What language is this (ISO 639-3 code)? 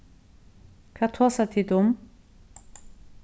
fao